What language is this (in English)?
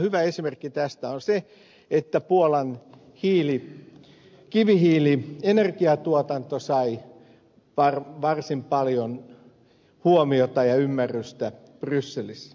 Finnish